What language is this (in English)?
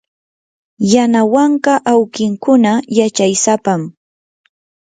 Yanahuanca Pasco Quechua